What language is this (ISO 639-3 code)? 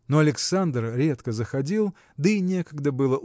rus